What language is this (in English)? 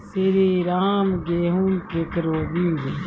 Maithili